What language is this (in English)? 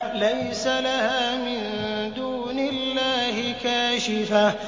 Arabic